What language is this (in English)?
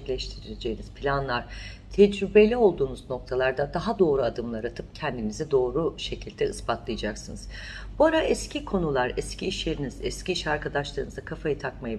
Turkish